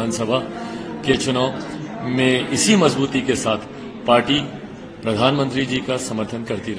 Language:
Hindi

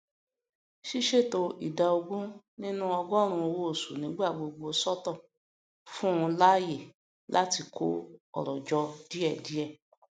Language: Yoruba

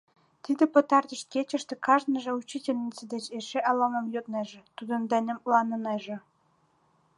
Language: Mari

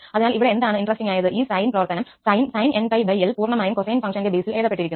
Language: Malayalam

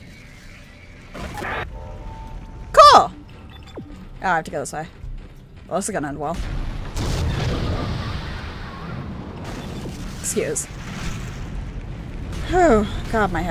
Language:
English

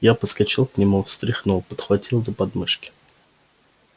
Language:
Russian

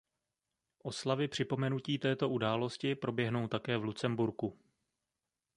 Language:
Czech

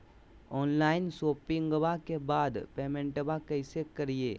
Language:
Magahi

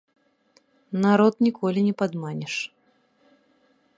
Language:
Belarusian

